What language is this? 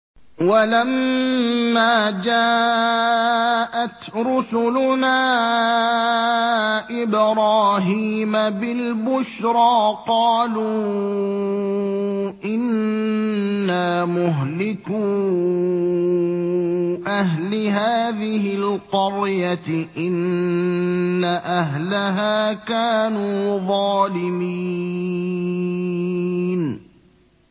Arabic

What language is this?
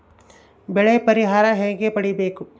Kannada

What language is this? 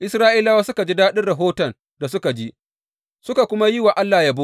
Hausa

